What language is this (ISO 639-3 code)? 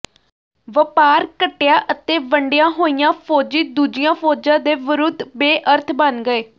pan